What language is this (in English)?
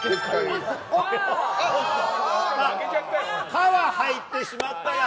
Japanese